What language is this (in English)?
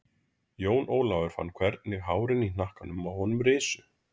Icelandic